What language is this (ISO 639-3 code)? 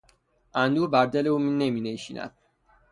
fas